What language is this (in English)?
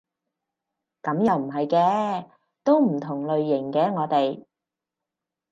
Cantonese